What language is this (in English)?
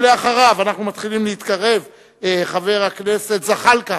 Hebrew